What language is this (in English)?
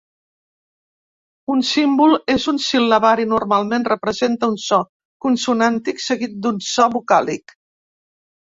Catalan